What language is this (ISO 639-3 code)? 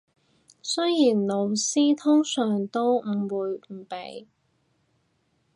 yue